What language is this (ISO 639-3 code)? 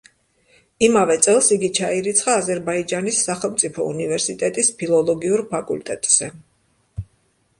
kat